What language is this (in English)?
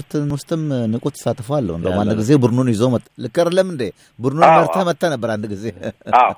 Amharic